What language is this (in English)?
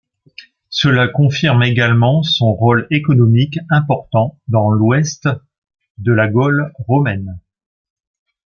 French